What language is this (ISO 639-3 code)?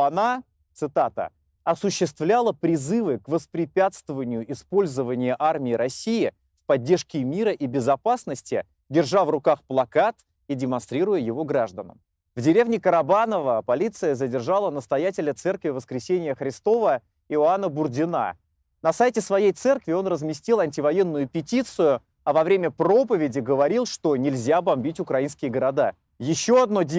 rus